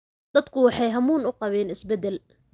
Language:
Somali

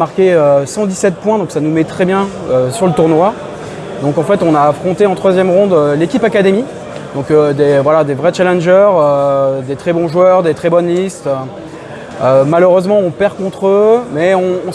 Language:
French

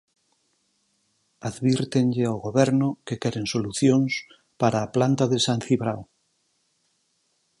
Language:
Galician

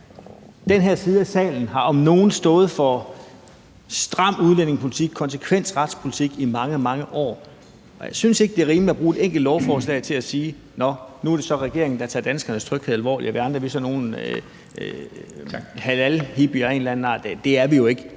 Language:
Danish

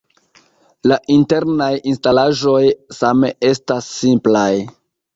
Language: Esperanto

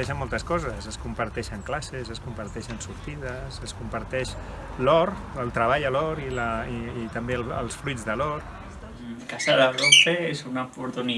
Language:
Spanish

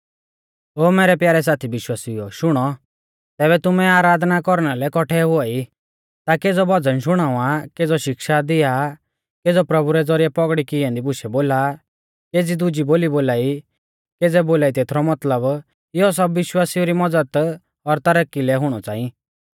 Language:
Mahasu Pahari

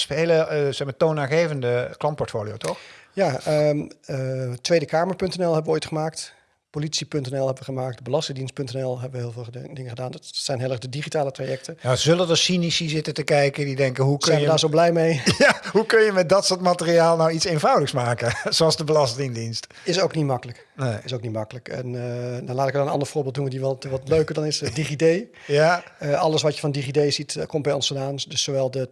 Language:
Dutch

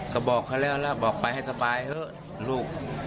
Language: Thai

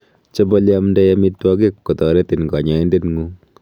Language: Kalenjin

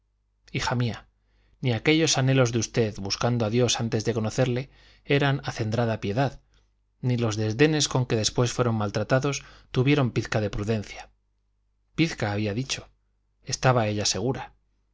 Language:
Spanish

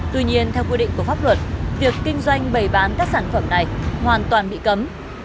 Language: Vietnamese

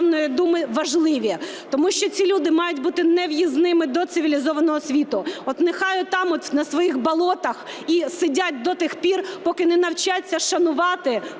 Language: Ukrainian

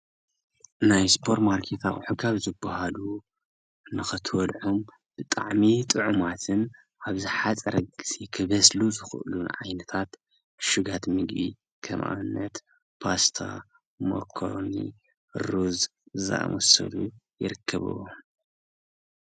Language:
Tigrinya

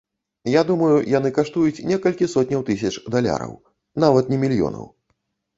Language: Belarusian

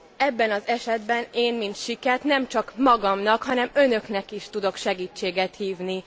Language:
Hungarian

